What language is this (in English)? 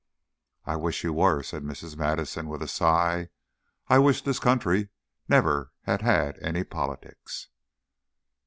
English